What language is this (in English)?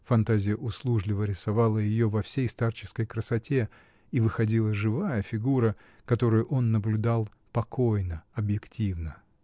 Russian